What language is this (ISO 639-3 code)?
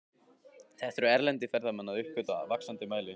isl